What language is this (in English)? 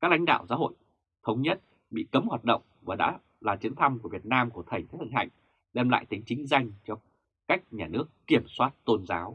Vietnamese